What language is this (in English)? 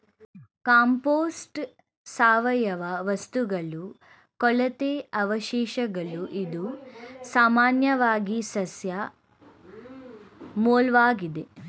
Kannada